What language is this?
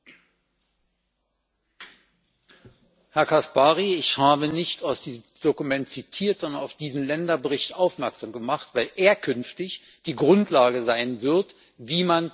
German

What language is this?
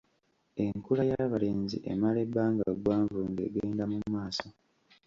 Ganda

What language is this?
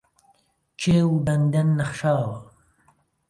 Central Kurdish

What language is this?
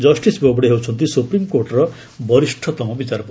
Odia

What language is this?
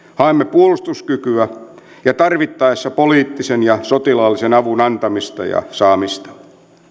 Finnish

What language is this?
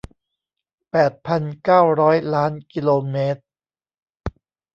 Thai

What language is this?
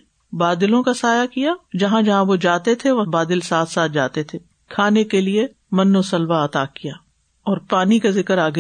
Urdu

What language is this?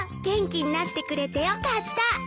Japanese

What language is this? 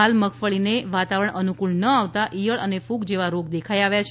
Gujarati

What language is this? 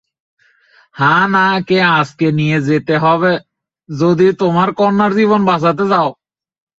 Bangla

